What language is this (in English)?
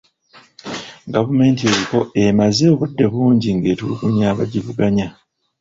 Ganda